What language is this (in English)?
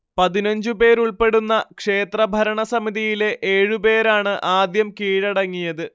Malayalam